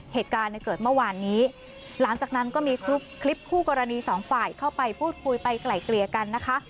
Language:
Thai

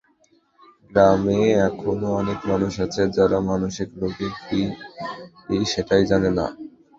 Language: Bangla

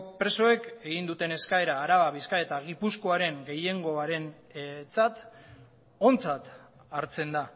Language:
Basque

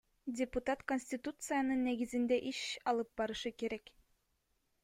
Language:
Kyrgyz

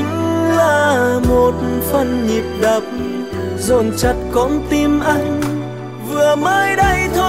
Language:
Vietnamese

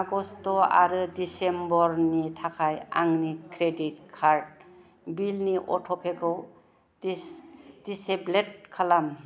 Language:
Bodo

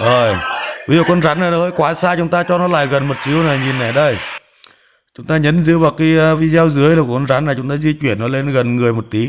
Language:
Vietnamese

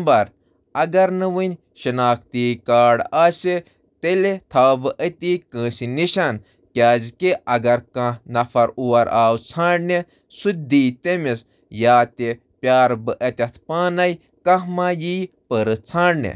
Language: Kashmiri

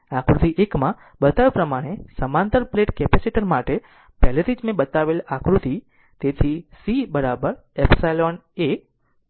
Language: Gujarati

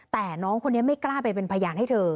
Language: Thai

